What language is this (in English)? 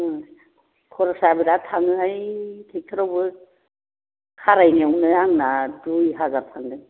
Bodo